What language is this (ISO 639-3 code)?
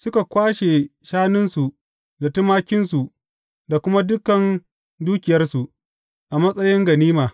hau